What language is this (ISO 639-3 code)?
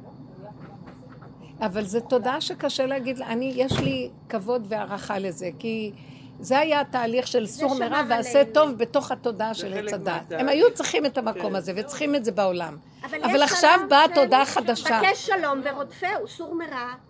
heb